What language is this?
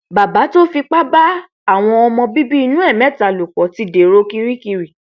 Yoruba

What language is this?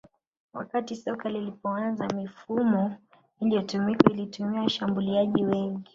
Swahili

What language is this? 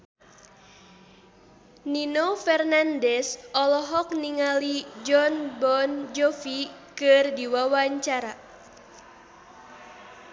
Sundanese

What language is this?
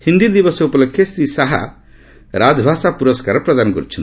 Odia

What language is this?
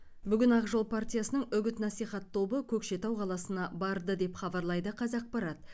Kazakh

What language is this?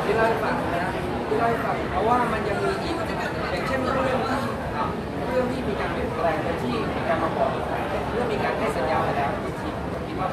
Thai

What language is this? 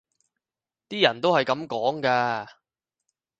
Cantonese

